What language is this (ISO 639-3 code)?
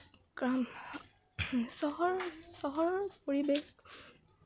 asm